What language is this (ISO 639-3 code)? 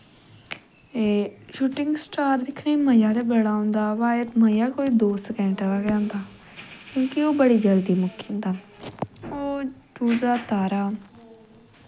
doi